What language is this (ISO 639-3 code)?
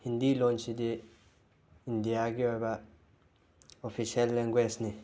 mni